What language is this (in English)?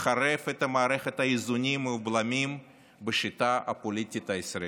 Hebrew